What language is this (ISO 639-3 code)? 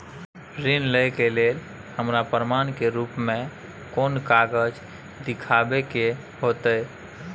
mai